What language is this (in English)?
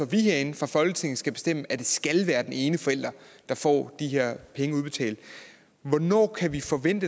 Danish